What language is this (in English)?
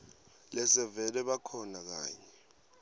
Swati